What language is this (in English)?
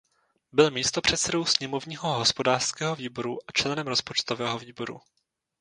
Czech